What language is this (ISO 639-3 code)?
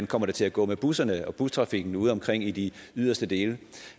dan